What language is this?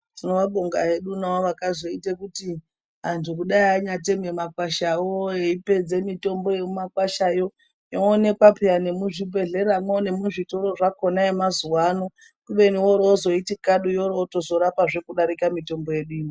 Ndau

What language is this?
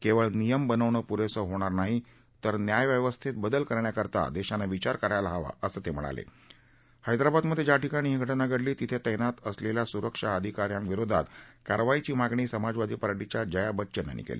Marathi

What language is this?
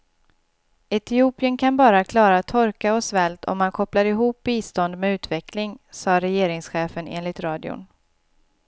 Swedish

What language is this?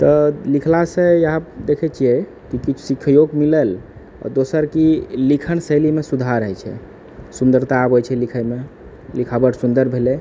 Maithili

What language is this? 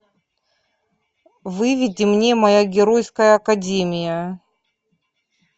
Russian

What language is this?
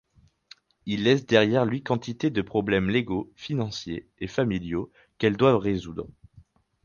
French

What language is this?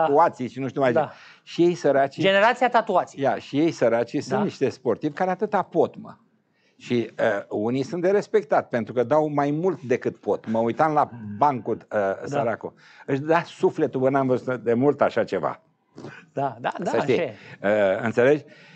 Romanian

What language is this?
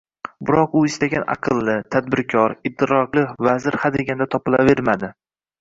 Uzbek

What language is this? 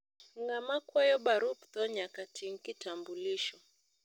Luo (Kenya and Tanzania)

